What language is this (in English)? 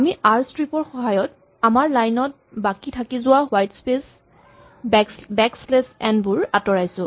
Assamese